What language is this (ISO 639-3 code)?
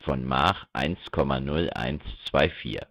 deu